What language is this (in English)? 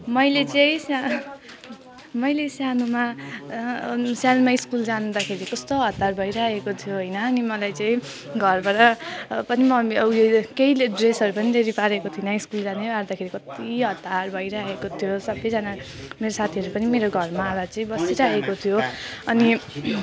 Nepali